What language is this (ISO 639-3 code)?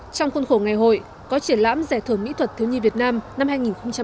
vie